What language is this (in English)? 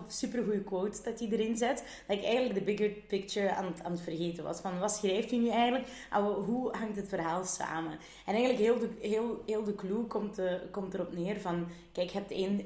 Dutch